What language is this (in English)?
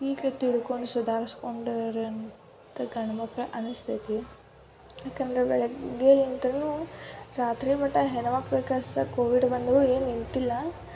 Kannada